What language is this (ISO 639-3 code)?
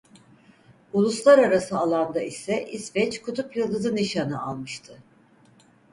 tur